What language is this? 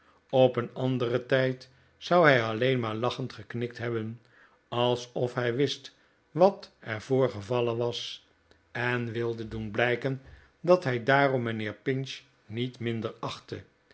Dutch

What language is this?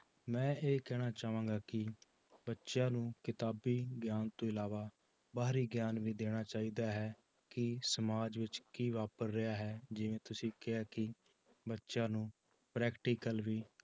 Punjabi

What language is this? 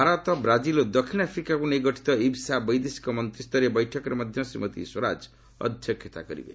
Odia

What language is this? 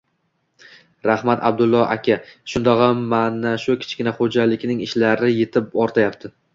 Uzbek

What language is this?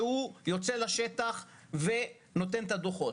Hebrew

